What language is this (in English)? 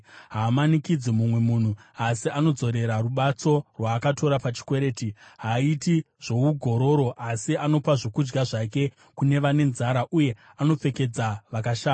Shona